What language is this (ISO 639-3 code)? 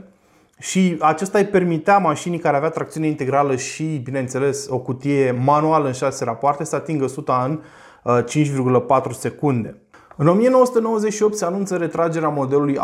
ron